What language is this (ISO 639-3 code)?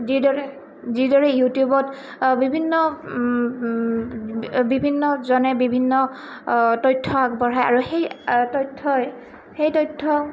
asm